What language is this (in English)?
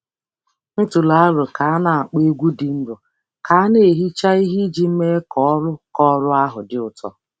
Igbo